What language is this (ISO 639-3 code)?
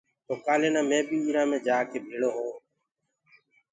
ggg